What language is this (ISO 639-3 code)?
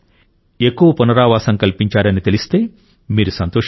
tel